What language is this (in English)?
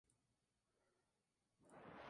Spanish